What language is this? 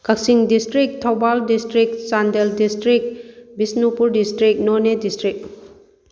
Manipuri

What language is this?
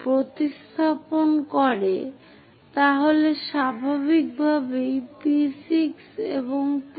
Bangla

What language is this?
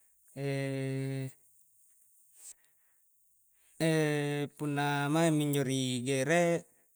Coastal Konjo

